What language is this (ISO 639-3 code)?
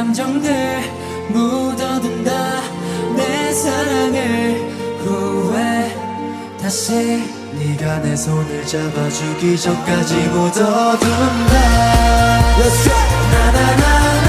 kor